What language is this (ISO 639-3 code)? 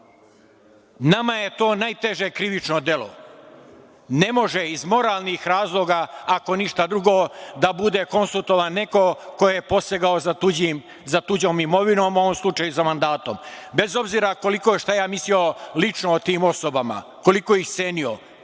srp